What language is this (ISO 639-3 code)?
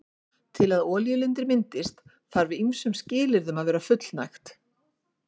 isl